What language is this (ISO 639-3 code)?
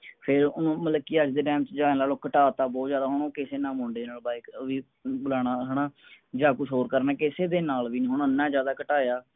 pan